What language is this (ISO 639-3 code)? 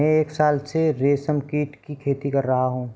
hin